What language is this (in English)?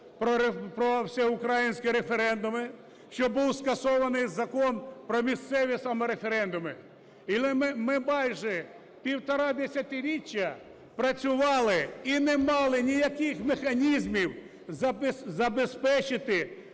Ukrainian